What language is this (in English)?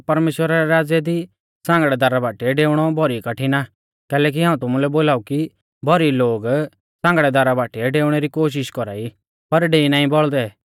Mahasu Pahari